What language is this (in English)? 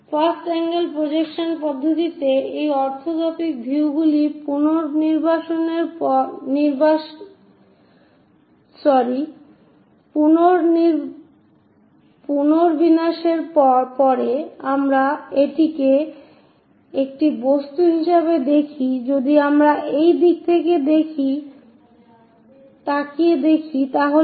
Bangla